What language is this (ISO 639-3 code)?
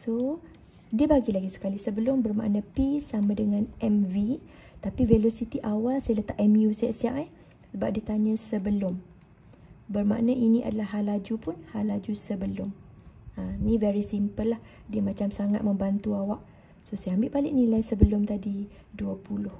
msa